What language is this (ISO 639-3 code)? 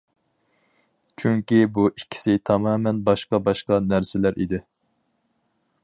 uig